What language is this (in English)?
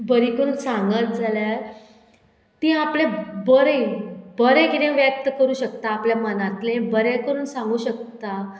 Konkani